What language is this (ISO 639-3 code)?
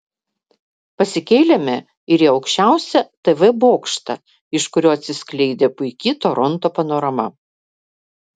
lit